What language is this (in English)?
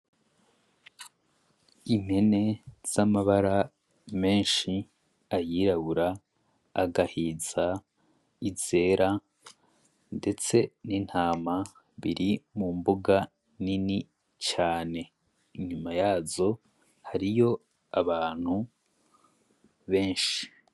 Rundi